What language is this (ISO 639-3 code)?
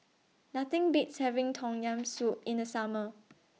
eng